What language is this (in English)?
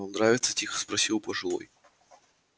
Russian